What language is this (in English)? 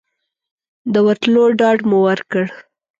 Pashto